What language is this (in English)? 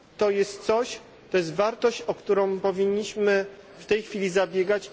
Polish